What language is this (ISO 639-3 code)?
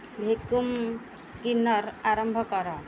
ori